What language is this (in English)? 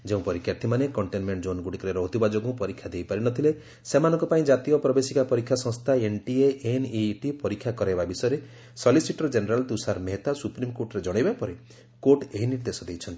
Odia